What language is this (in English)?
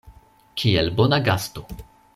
Esperanto